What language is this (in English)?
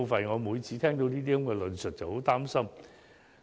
Cantonese